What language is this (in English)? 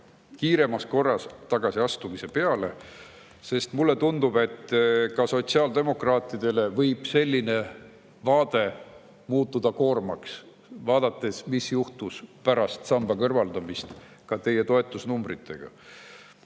Estonian